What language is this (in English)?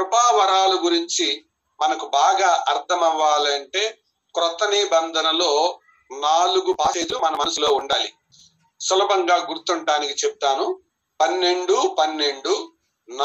Telugu